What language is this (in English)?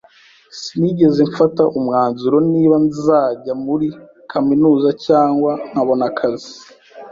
Kinyarwanda